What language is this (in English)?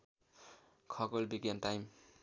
Nepali